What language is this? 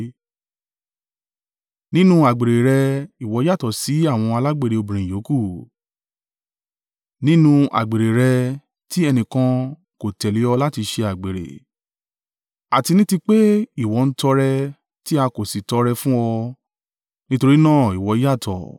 Yoruba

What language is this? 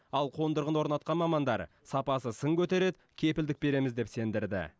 Kazakh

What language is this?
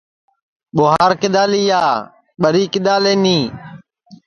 Sansi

